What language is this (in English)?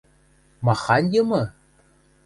Western Mari